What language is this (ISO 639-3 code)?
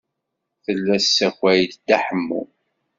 kab